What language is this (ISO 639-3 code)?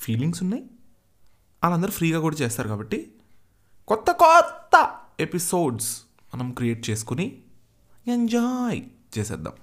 tel